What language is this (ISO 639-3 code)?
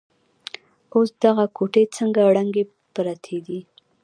pus